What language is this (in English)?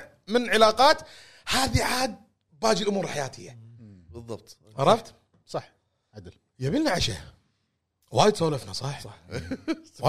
Arabic